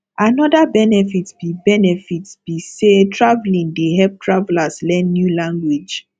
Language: Nigerian Pidgin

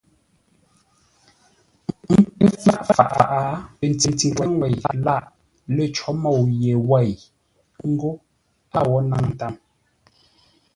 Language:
Ngombale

